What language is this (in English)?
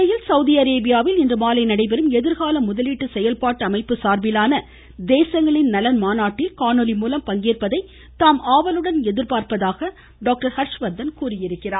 Tamil